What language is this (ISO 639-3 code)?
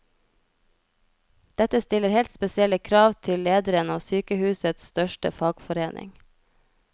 nor